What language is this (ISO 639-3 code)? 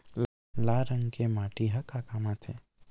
hne